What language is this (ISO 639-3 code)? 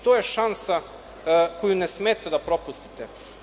srp